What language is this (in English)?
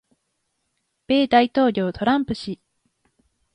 Japanese